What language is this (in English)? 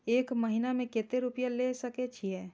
Maithili